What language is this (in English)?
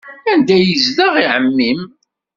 Kabyle